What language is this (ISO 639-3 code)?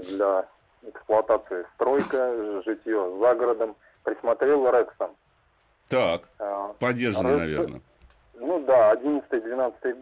rus